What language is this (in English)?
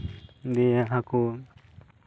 Santali